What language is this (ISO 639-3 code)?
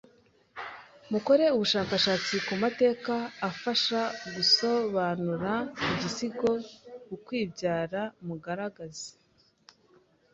kin